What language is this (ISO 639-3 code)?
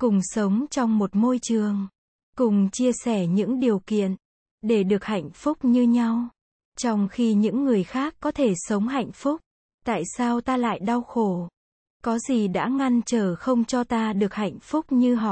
vie